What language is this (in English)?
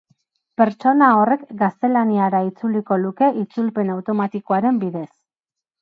Basque